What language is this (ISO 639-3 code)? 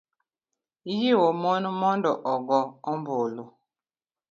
luo